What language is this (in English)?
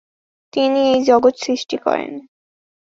Bangla